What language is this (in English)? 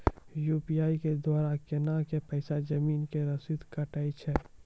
Maithili